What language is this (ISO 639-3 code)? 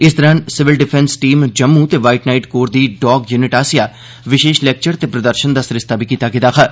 doi